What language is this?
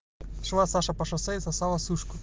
Russian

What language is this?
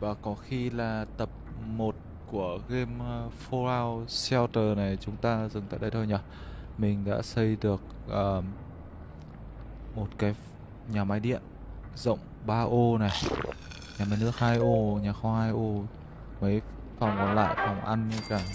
Vietnamese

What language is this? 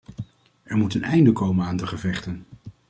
Dutch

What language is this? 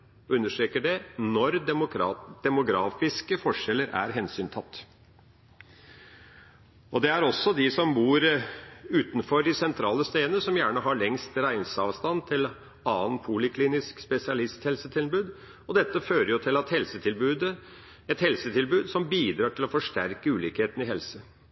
Norwegian Bokmål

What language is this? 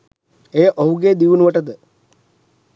Sinhala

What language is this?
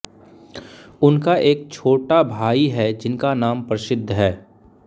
Hindi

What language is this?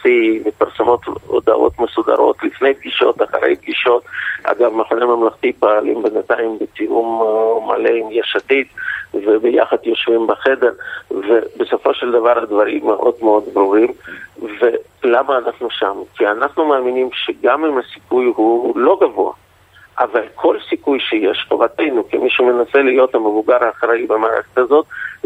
Hebrew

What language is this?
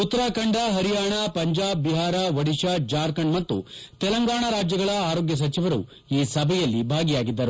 Kannada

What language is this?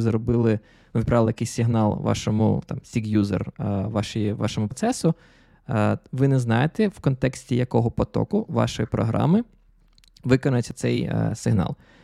Ukrainian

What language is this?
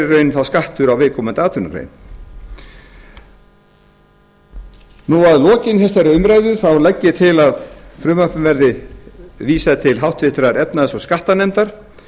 Icelandic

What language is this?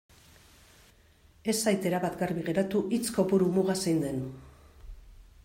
Basque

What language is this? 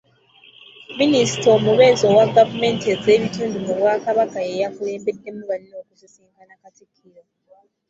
Ganda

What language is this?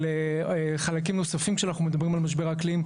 Hebrew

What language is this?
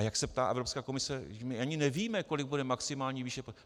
Czech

